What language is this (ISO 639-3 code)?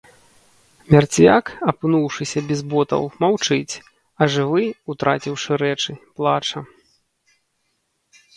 bel